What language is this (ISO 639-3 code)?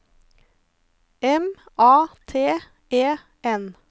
nor